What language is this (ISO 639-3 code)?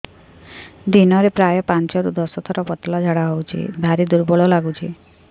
ori